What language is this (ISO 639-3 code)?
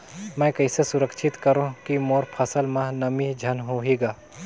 hne